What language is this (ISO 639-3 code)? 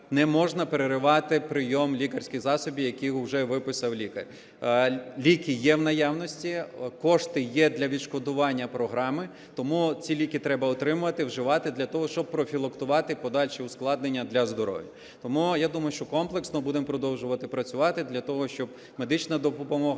ukr